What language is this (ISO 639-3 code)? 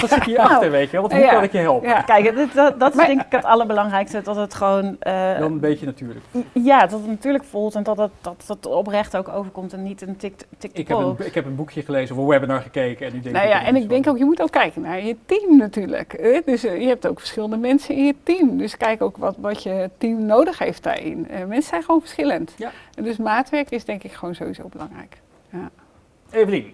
nld